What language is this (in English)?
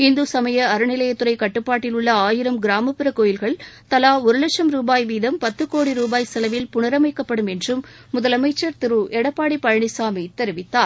Tamil